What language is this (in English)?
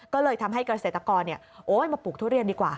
Thai